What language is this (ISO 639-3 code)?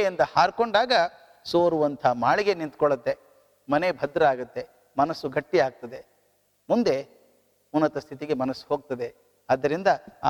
kan